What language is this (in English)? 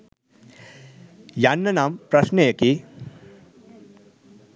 Sinhala